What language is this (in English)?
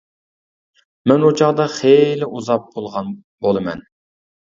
Uyghur